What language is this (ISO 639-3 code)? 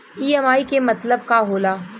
bho